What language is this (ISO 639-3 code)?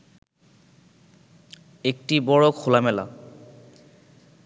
ben